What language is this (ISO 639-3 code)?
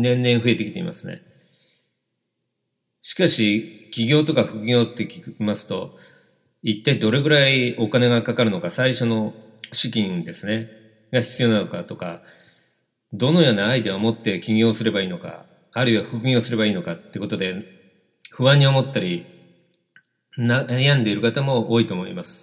jpn